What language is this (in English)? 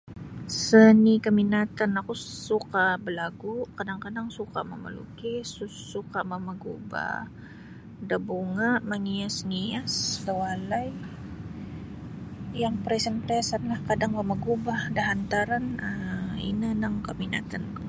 Sabah Bisaya